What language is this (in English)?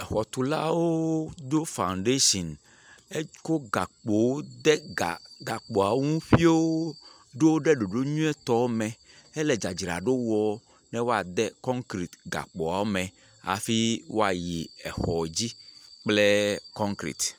Ewe